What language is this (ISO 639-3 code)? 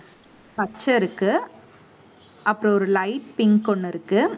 tam